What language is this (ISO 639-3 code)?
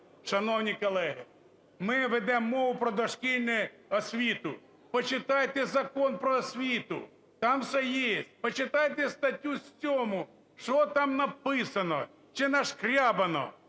ukr